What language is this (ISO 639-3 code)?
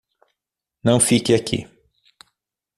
por